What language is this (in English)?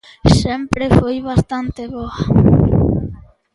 Galician